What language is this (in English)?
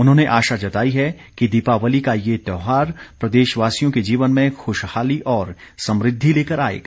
Hindi